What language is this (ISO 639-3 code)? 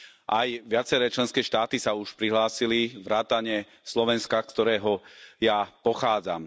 slk